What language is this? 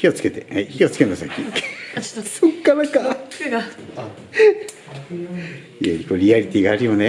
Japanese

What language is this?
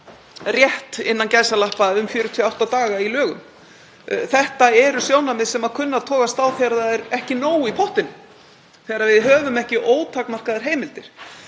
Icelandic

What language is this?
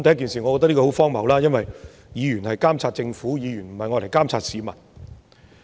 Cantonese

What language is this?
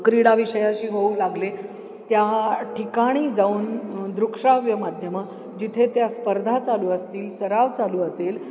Marathi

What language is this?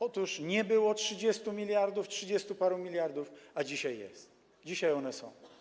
Polish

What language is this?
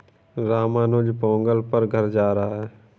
Hindi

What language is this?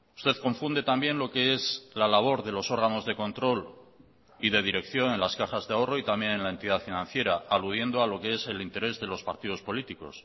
Spanish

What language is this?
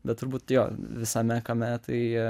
Lithuanian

